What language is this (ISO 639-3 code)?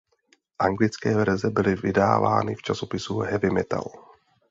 ces